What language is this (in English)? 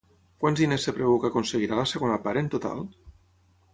Catalan